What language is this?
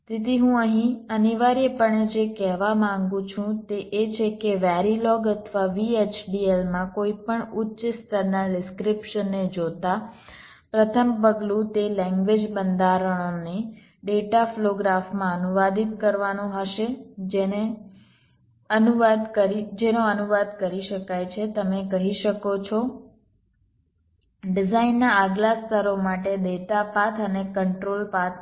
Gujarati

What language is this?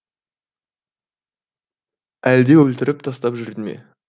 Kazakh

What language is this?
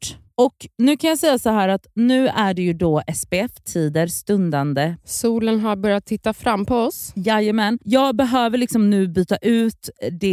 Swedish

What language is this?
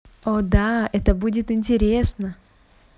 Russian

